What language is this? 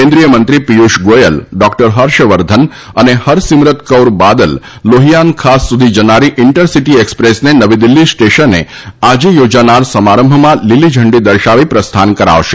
Gujarati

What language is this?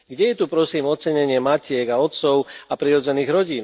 Slovak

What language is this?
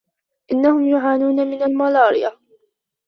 Arabic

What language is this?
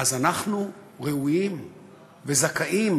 Hebrew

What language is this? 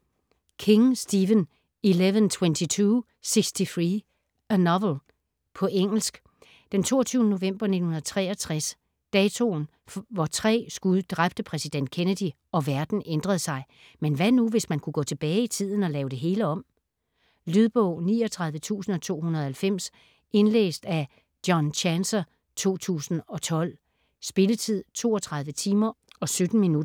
Danish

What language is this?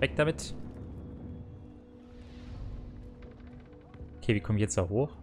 German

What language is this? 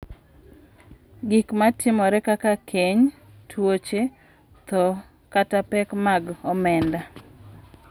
Luo (Kenya and Tanzania)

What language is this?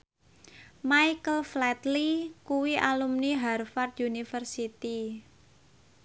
Javanese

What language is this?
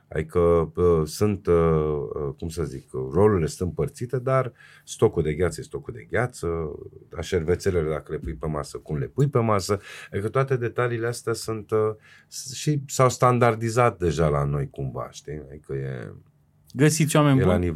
Romanian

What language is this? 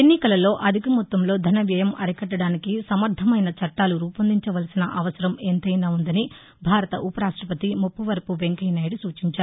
Telugu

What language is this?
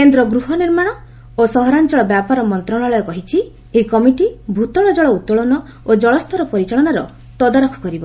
Odia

